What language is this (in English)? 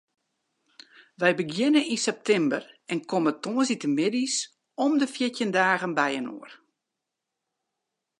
Western Frisian